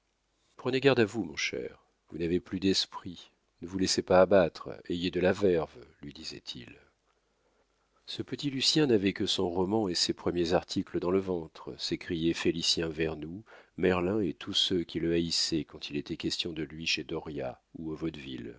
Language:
French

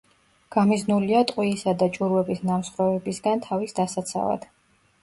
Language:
Georgian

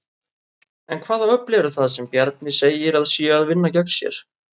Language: Icelandic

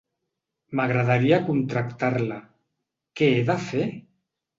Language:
Catalan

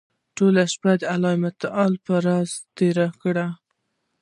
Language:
Pashto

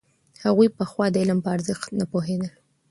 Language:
Pashto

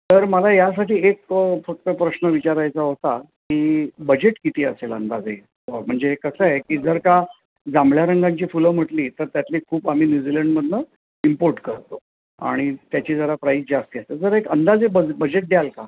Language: Marathi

